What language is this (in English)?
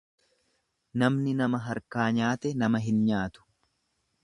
Oromo